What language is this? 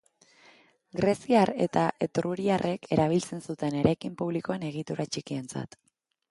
Basque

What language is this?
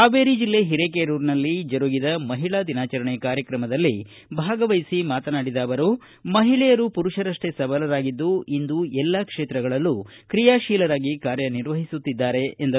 Kannada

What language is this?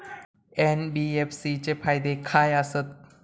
Marathi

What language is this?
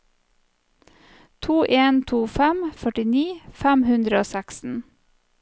Norwegian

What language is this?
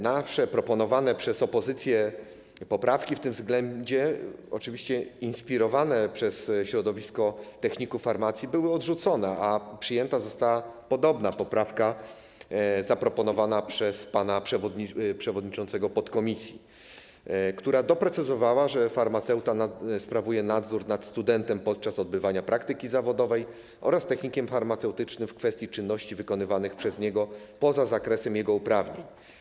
Polish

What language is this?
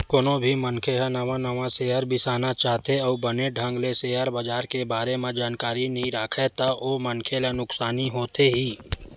Chhattisgarhi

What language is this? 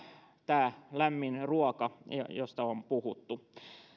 Finnish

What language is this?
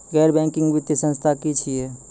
Maithili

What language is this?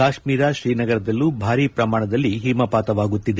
Kannada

